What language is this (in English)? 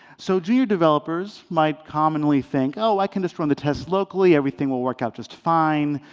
English